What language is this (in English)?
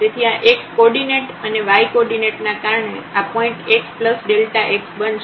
Gujarati